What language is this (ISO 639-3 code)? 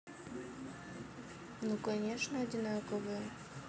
rus